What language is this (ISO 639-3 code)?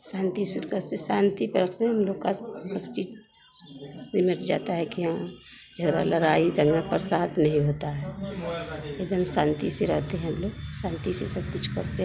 hin